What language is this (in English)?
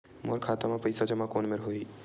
Chhattisgarhi